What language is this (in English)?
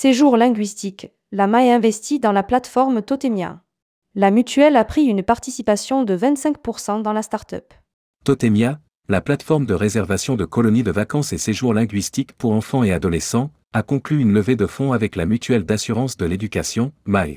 French